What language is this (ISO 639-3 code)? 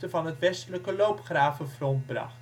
nld